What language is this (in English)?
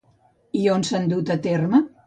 Catalan